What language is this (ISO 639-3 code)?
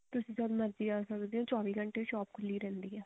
pan